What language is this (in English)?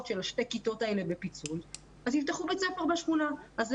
Hebrew